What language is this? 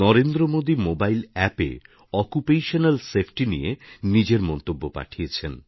Bangla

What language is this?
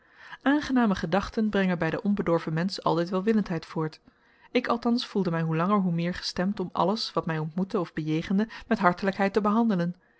Dutch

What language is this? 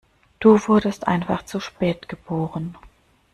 German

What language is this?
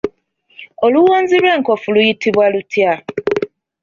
Ganda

